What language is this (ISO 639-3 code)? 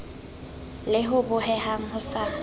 sot